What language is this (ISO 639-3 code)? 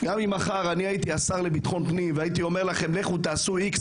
heb